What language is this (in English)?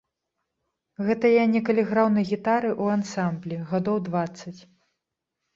Belarusian